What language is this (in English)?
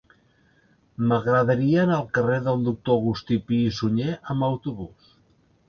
Catalan